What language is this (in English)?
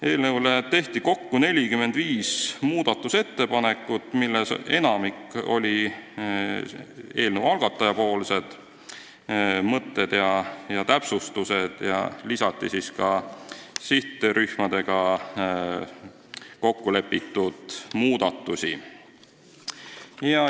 Estonian